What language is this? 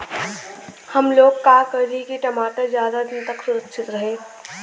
Bhojpuri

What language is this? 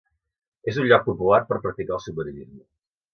Catalan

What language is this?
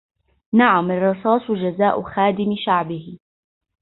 Arabic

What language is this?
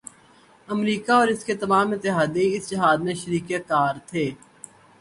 Urdu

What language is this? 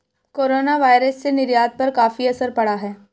Hindi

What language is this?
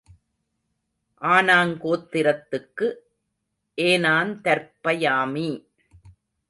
Tamil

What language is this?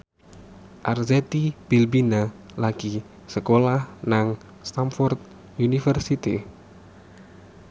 Javanese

